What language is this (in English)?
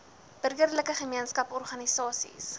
Afrikaans